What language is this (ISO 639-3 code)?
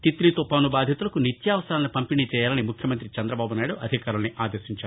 tel